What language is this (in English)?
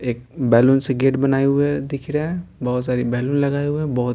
Hindi